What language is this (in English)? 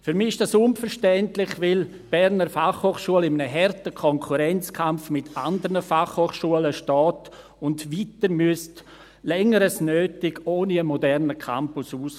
Swiss German